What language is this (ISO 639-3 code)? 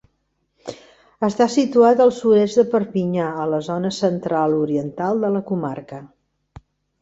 cat